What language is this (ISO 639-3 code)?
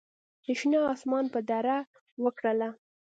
pus